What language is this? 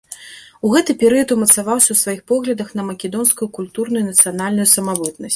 Belarusian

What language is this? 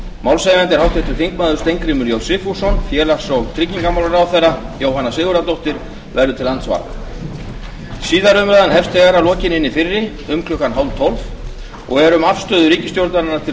Icelandic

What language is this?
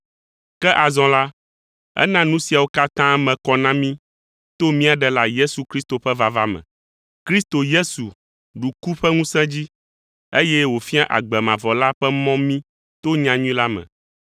Ewe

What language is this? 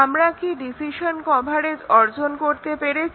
Bangla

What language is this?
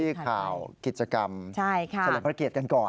Thai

